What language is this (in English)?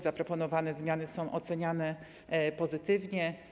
Polish